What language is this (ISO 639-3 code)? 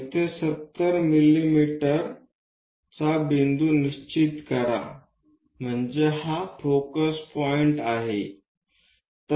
mar